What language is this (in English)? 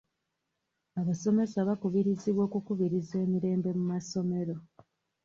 Ganda